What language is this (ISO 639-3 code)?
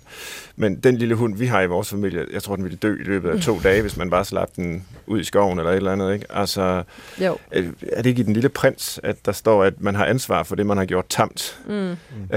dan